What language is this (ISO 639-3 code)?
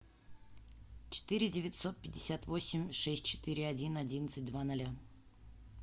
rus